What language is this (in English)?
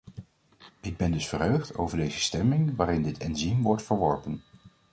Dutch